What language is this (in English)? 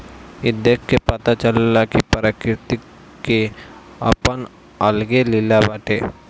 Bhojpuri